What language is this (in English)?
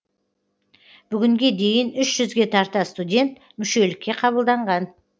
Kazakh